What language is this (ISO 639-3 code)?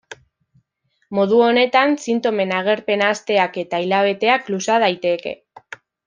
eus